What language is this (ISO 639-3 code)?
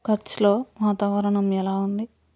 tel